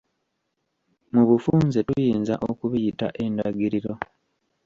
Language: Ganda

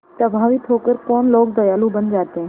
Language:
Hindi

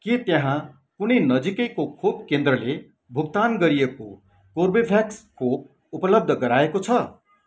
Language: Nepali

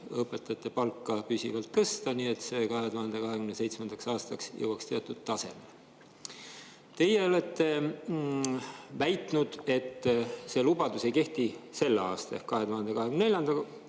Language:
Estonian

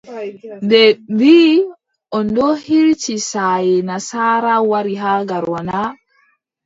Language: Adamawa Fulfulde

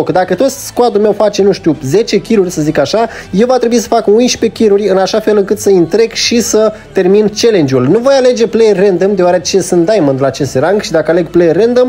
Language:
Romanian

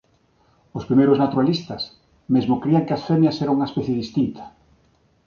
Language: Galician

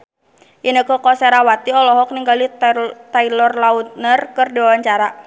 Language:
Sundanese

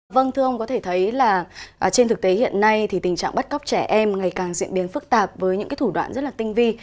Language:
Vietnamese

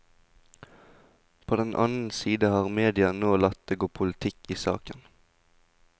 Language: Norwegian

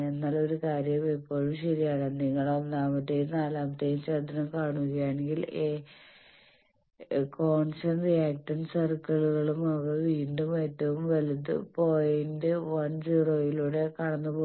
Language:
Malayalam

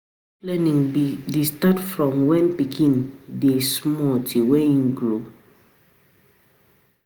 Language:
Nigerian Pidgin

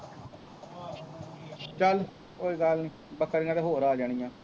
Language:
Punjabi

